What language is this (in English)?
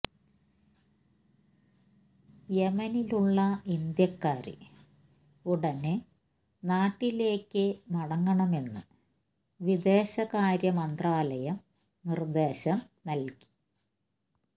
Malayalam